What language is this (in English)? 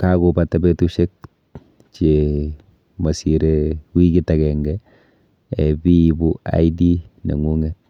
Kalenjin